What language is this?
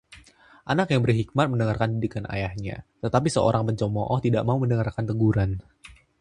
Indonesian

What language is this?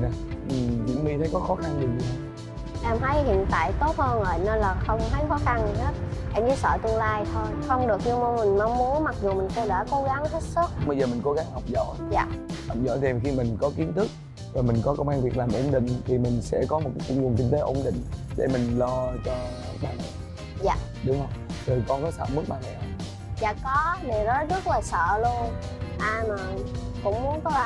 Vietnamese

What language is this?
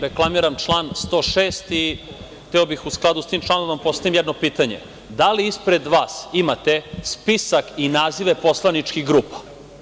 Serbian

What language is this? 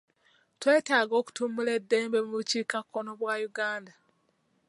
Ganda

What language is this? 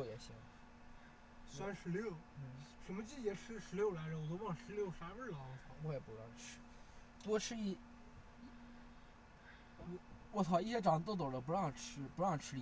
Chinese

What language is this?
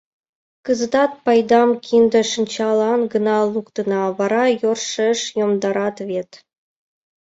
Mari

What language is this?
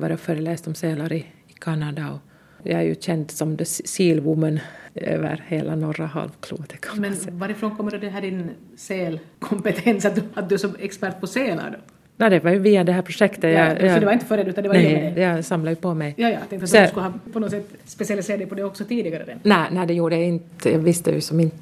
Swedish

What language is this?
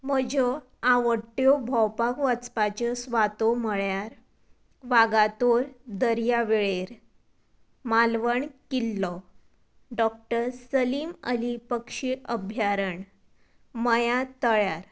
Konkani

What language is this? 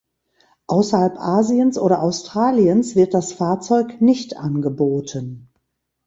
German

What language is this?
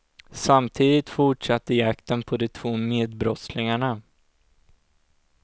Swedish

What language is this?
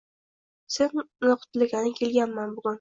Uzbek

